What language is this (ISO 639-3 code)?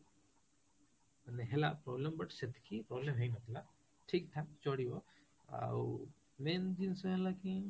ori